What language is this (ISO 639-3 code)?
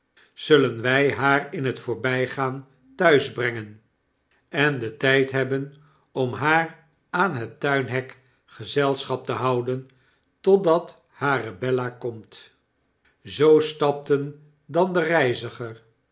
nld